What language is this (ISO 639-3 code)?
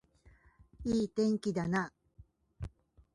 jpn